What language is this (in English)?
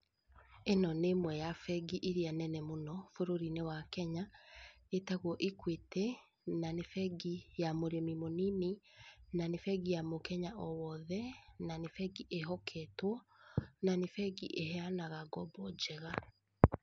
Kikuyu